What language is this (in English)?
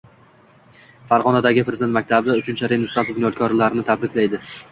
Uzbek